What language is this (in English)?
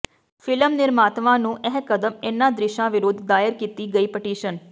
Punjabi